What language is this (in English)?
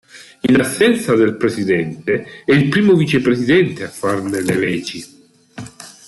Italian